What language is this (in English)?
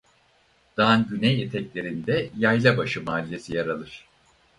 Turkish